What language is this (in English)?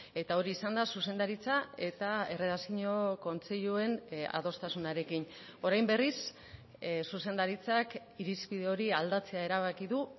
Basque